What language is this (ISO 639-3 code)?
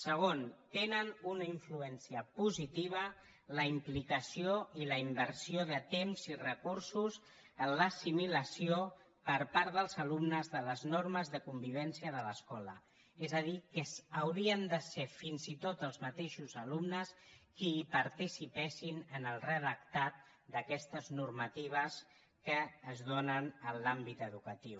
cat